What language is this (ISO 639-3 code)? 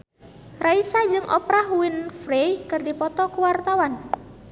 sun